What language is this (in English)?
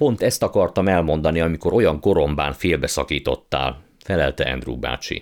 Hungarian